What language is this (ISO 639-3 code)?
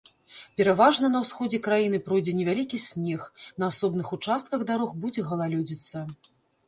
bel